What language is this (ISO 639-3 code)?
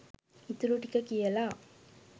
sin